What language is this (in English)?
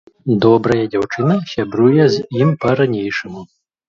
Belarusian